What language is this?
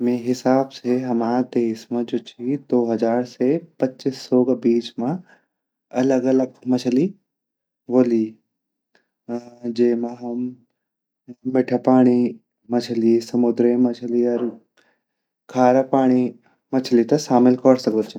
Garhwali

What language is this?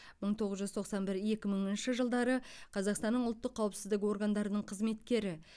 Kazakh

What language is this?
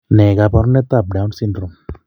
Kalenjin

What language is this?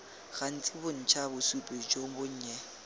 Tswana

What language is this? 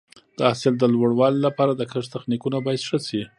Pashto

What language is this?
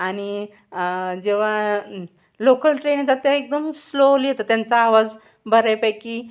Marathi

